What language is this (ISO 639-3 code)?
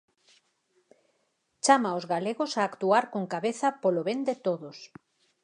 glg